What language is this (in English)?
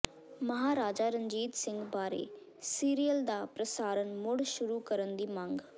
Punjabi